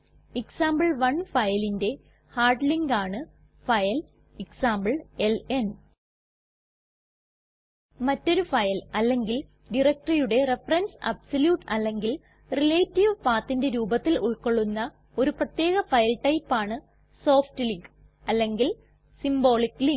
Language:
Malayalam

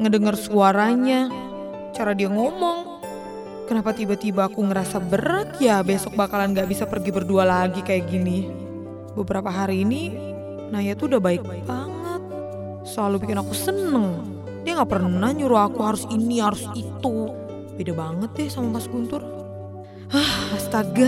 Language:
Indonesian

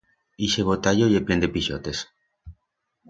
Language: Aragonese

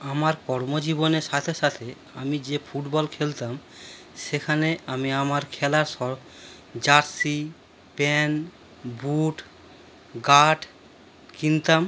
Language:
Bangla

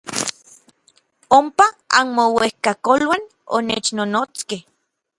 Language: Orizaba Nahuatl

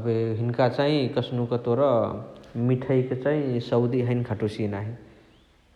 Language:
Chitwania Tharu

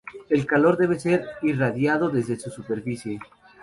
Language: Spanish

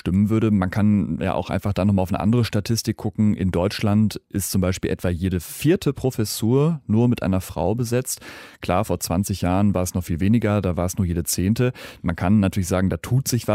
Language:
German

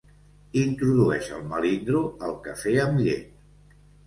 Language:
Catalan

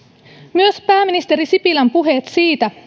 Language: Finnish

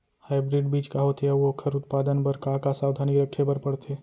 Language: Chhattisgarhi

